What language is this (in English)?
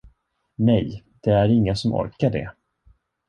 Swedish